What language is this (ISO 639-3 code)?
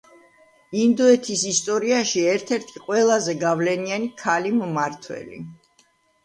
kat